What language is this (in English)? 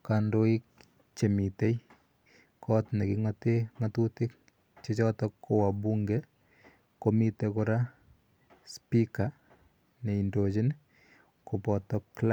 Kalenjin